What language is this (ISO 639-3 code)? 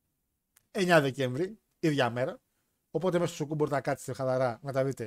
ell